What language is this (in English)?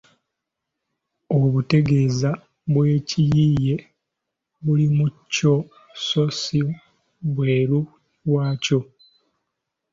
Ganda